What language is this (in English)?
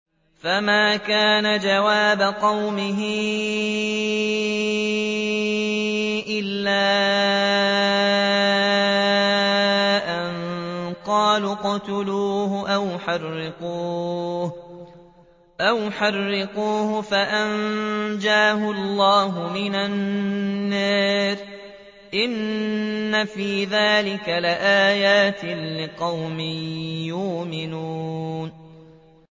Arabic